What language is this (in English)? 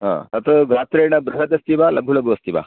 Sanskrit